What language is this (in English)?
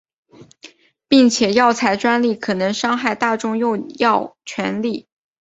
Chinese